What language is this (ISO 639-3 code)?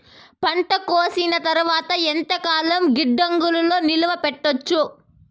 tel